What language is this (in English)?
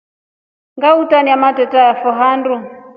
Rombo